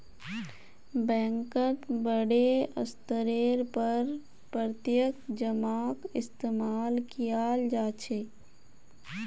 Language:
Magahi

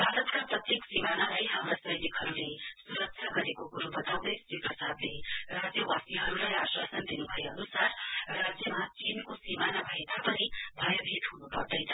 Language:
Nepali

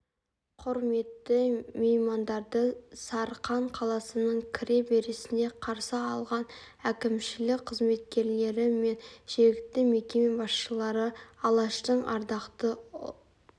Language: Kazakh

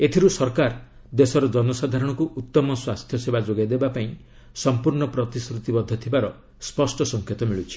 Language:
Odia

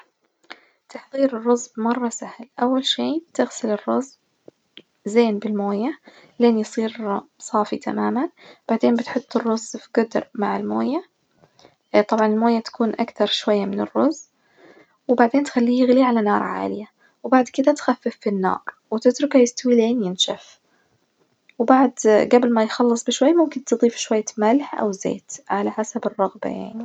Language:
Najdi Arabic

